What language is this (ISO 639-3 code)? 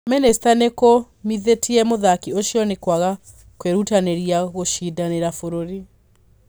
kik